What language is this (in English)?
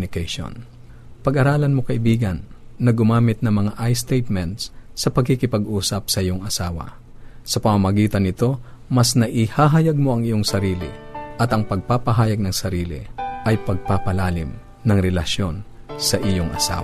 Filipino